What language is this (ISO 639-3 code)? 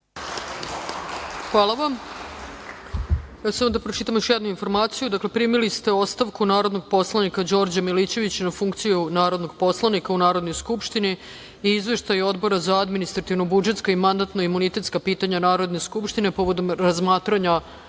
srp